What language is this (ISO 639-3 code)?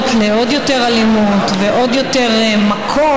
heb